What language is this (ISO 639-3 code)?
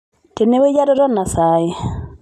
mas